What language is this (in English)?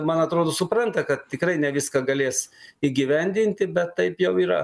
Lithuanian